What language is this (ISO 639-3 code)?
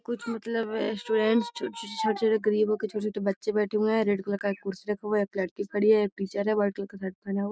mag